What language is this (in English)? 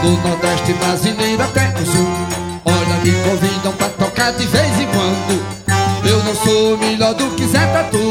Portuguese